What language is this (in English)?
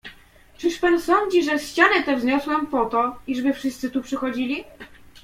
Polish